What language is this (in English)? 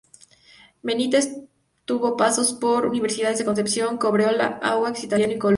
Spanish